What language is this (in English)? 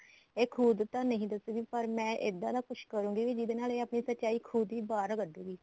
Punjabi